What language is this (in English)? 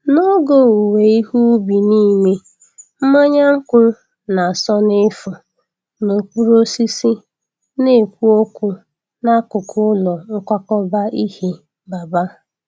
Igbo